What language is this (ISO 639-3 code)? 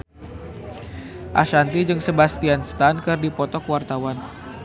sun